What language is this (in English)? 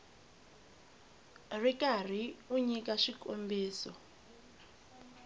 Tsonga